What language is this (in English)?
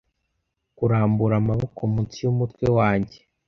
Kinyarwanda